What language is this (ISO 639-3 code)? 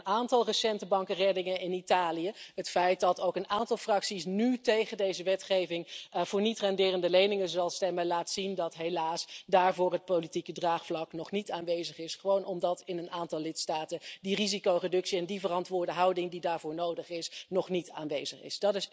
nld